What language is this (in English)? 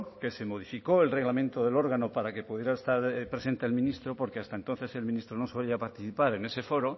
Spanish